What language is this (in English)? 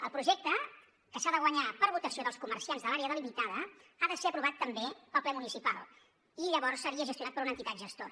Catalan